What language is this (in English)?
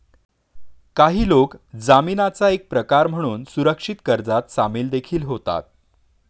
Marathi